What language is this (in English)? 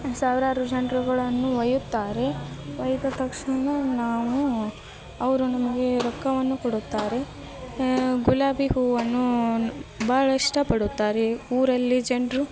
Kannada